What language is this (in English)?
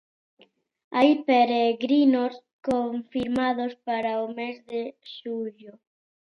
Galician